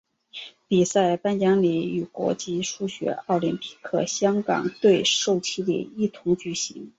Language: Chinese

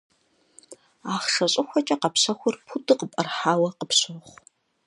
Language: Kabardian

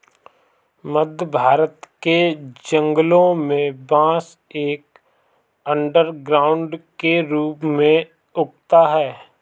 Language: Hindi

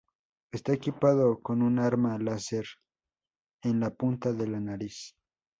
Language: Spanish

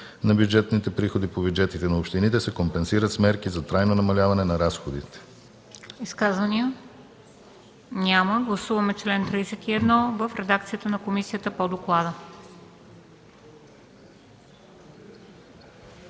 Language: Bulgarian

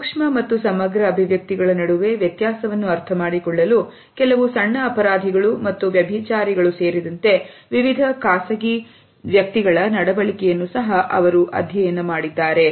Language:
Kannada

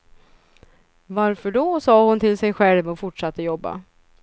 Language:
Swedish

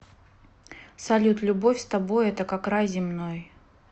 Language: Russian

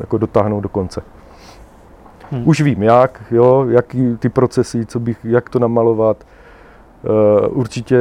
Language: Czech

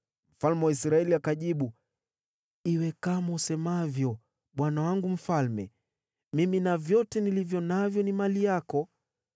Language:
Swahili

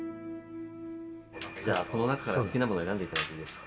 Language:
Japanese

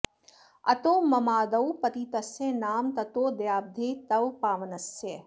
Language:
Sanskrit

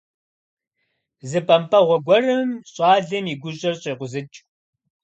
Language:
Kabardian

